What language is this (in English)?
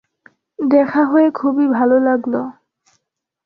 Bangla